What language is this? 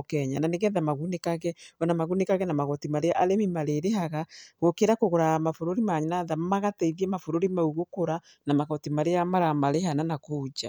Kikuyu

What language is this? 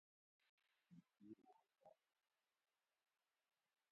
Gawri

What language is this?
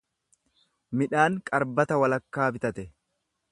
Oromo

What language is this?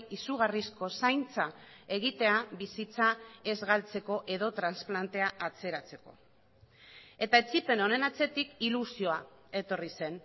Basque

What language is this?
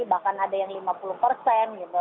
Indonesian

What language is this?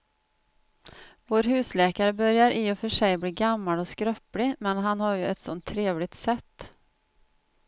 Swedish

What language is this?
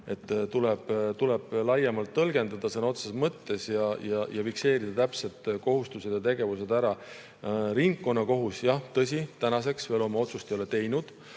Estonian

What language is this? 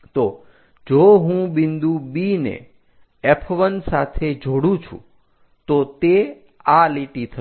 Gujarati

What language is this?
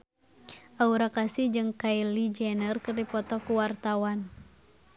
Sundanese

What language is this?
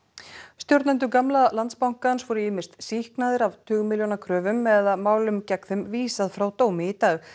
Icelandic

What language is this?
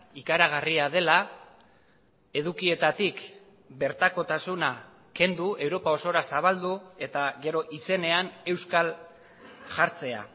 Basque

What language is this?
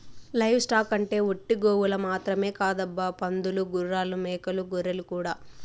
Telugu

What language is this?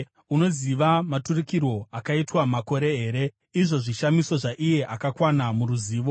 Shona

